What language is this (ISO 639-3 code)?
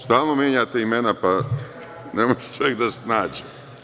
srp